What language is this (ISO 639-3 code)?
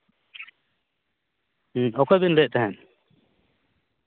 sat